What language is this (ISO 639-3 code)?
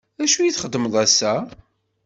kab